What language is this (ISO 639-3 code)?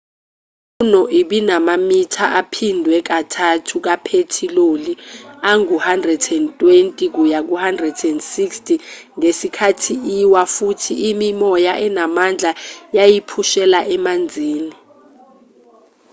zul